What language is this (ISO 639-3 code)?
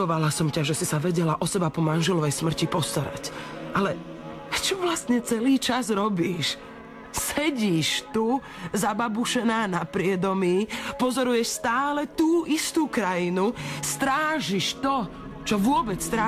slk